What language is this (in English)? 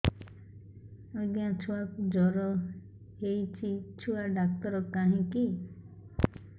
Odia